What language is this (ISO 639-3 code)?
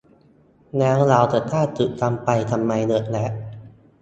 tha